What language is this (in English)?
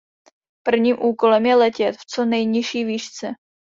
Czech